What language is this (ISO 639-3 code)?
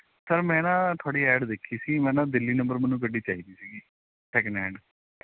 pan